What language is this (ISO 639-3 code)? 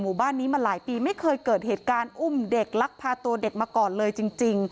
tha